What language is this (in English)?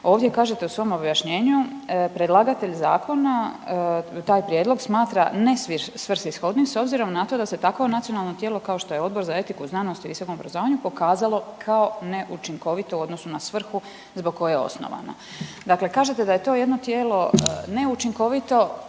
Croatian